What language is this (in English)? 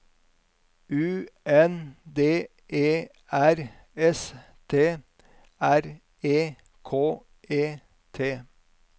Norwegian